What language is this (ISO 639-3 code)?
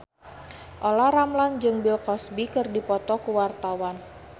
sun